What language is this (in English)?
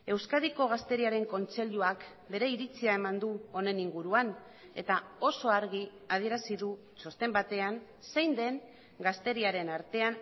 Basque